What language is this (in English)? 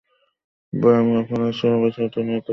Bangla